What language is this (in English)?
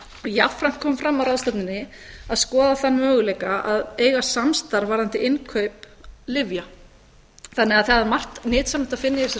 Icelandic